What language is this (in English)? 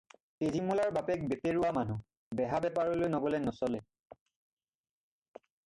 Assamese